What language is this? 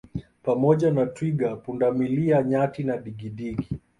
Swahili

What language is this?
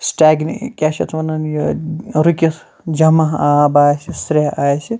Kashmiri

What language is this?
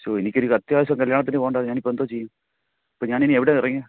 Malayalam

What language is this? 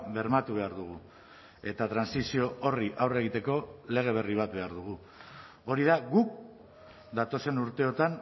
Basque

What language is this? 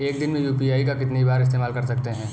Hindi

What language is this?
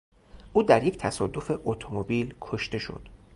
Persian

